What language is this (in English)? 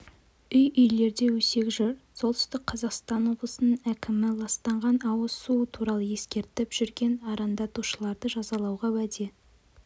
Kazakh